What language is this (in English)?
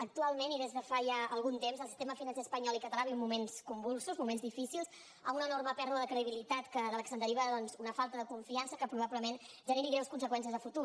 Catalan